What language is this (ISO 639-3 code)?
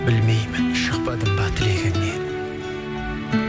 kaz